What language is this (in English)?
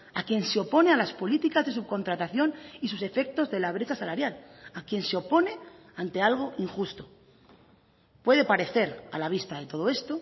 Spanish